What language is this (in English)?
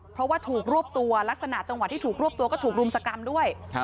Thai